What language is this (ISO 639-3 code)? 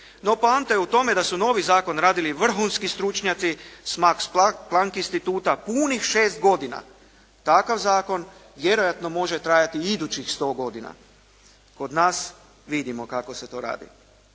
hrv